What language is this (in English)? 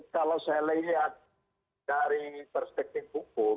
Indonesian